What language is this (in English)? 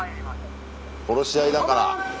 Japanese